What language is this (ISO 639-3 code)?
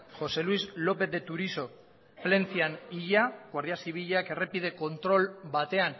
eus